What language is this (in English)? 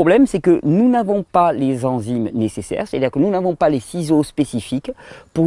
French